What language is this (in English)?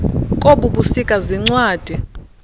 Xhosa